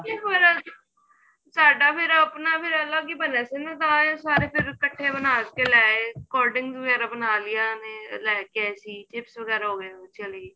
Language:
Punjabi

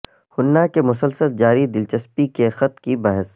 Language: Urdu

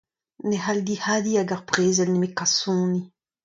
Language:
Breton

